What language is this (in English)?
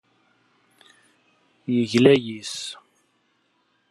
Kabyle